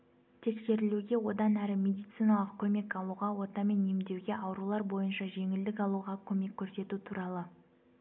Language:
Kazakh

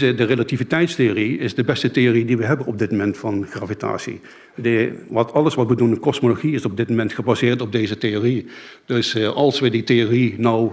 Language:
Dutch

